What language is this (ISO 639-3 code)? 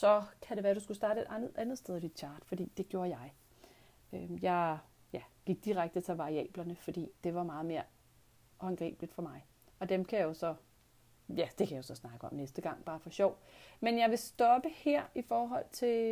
dan